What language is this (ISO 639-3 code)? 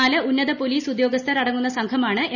mal